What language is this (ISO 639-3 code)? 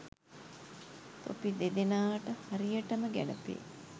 sin